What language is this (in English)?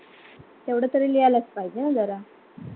Marathi